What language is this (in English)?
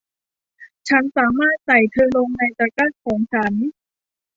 Thai